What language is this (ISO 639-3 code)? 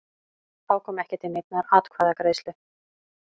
isl